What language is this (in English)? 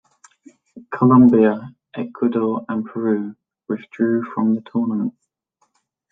English